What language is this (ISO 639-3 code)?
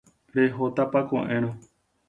grn